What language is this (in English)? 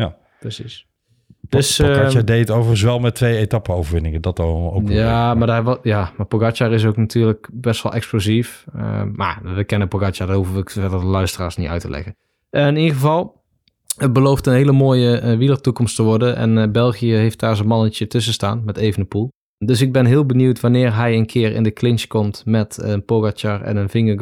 Dutch